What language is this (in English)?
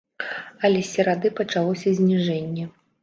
Belarusian